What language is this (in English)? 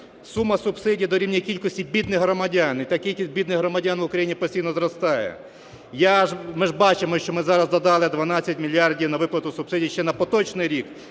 Ukrainian